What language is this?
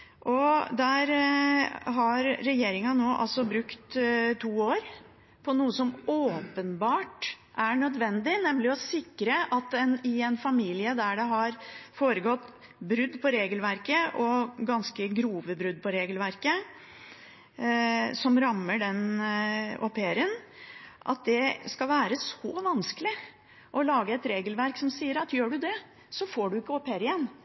Norwegian Bokmål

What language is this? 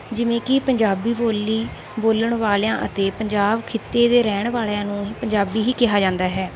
Punjabi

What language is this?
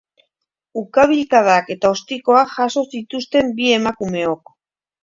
Basque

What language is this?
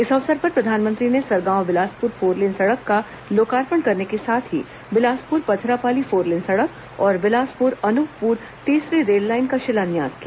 Hindi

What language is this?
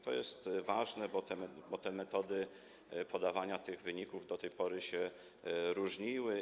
Polish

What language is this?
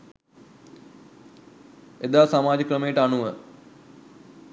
Sinhala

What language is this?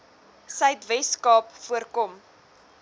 Afrikaans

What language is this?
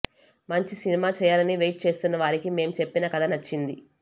Telugu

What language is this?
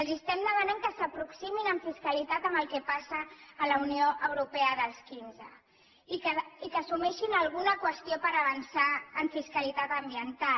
Catalan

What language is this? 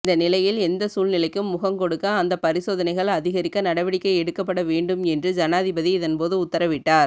Tamil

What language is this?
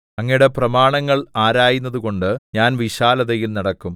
Malayalam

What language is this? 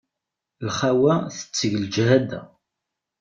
Kabyle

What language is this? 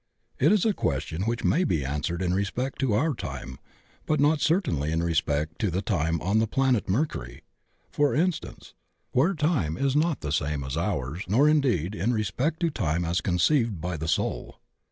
English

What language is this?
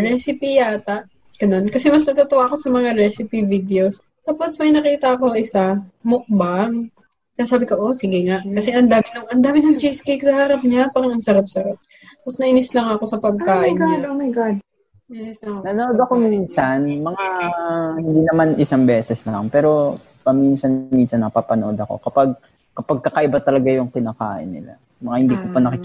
Filipino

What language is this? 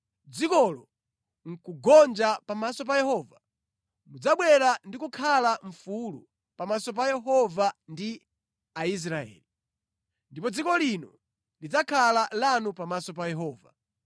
Nyanja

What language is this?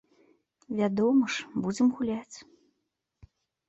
Belarusian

